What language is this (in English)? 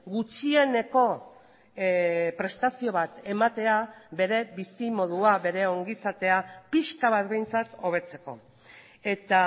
Basque